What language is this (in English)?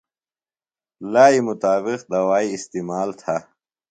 Phalura